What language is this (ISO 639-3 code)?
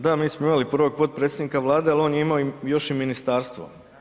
hrv